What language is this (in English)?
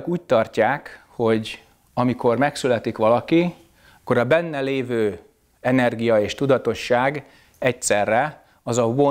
Hungarian